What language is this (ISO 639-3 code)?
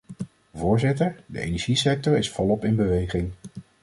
nld